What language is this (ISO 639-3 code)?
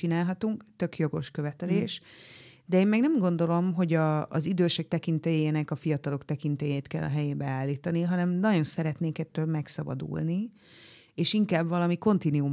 hun